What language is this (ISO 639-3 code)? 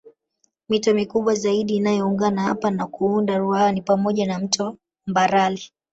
swa